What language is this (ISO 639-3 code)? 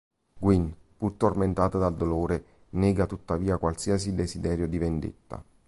ita